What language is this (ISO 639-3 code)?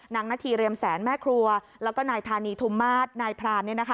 tha